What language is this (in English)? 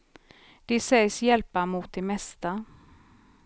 Swedish